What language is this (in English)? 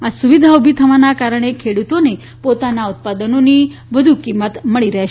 Gujarati